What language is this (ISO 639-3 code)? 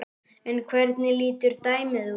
isl